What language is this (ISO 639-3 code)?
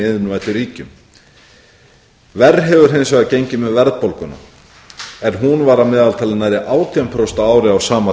isl